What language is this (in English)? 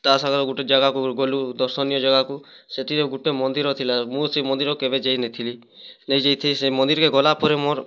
Odia